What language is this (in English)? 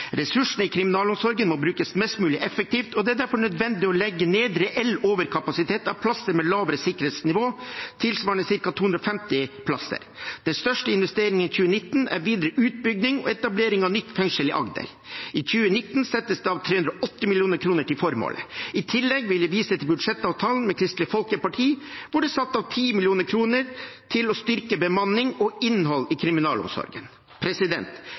Norwegian Bokmål